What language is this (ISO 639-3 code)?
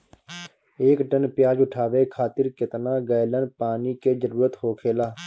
bho